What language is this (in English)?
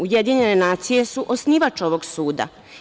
Serbian